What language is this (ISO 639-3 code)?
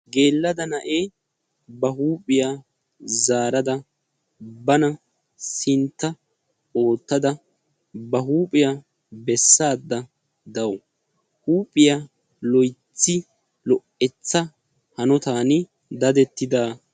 wal